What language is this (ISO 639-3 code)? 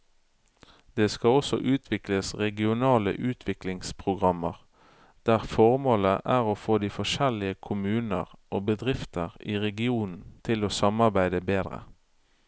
nor